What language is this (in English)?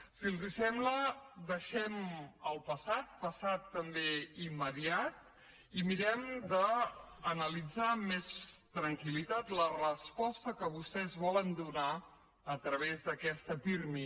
Catalan